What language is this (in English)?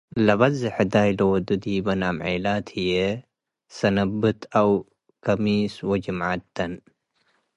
Tigre